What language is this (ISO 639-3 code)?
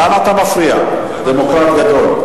heb